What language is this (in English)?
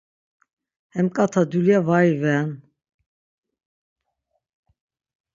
Laz